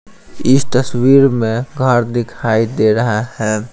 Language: Hindi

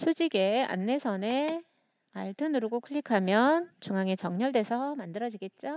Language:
Korean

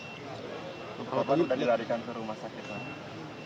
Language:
Indonesian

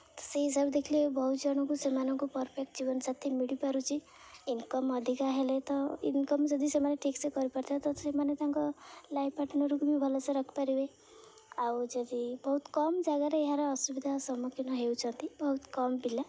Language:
Odia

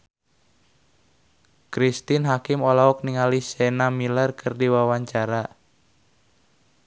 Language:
Sundanese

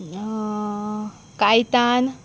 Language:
Konkani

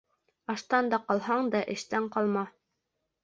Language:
Bashkir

